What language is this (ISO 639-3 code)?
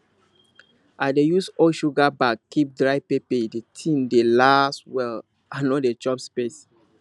pcm